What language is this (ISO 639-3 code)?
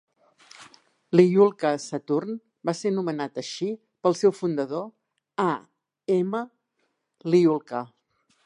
cat